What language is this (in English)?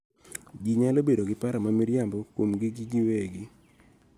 Luo (Kenya and Tanzania)